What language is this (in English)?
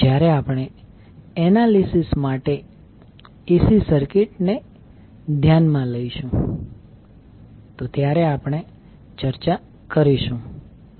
Gujarati